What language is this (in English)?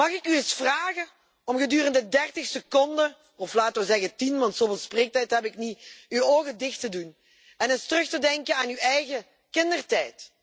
Dutch